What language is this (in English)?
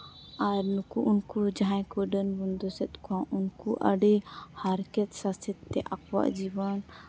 Santali